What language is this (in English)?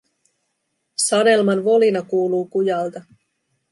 Finnish